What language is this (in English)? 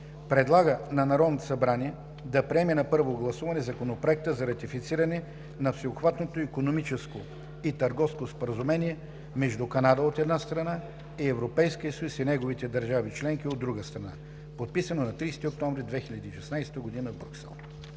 Bulgarian